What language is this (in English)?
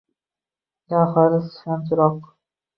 Uzbek